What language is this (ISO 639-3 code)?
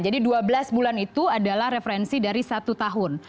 ind